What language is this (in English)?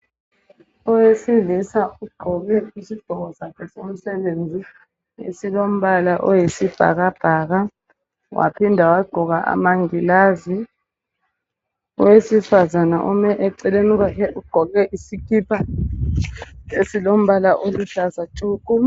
North Ndebele